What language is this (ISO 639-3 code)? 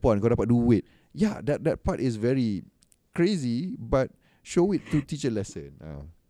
msa